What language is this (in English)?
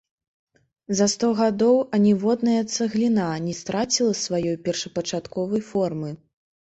Belarusian